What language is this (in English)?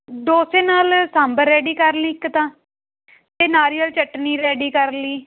Punjabi